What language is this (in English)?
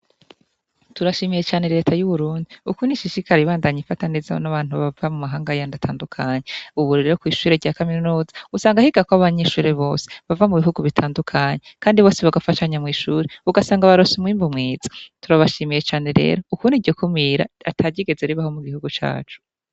Rundi